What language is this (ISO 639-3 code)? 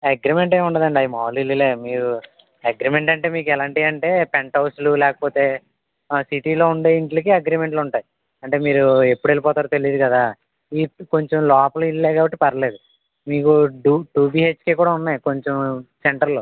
tel